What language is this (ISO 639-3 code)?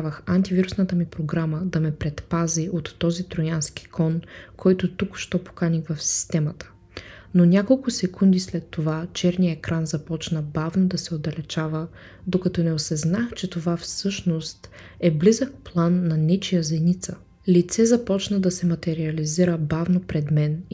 bul